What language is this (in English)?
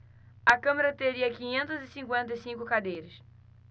Portuguese